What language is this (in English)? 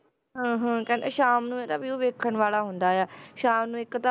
Punjabi